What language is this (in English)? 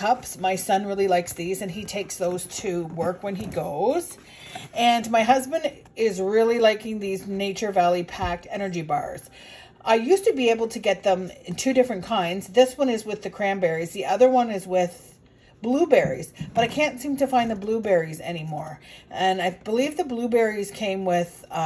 English